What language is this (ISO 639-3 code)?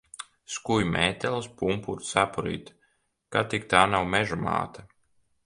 lav